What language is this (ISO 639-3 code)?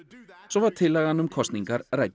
isl